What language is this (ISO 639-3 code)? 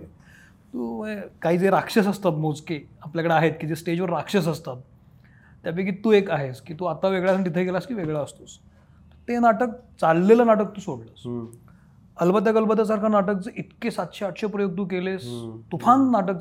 mar